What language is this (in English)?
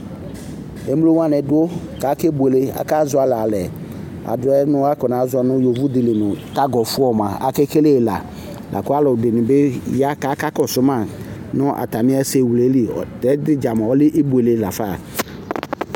Ikposo